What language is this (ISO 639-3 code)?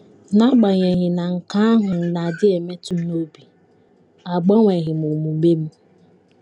ibo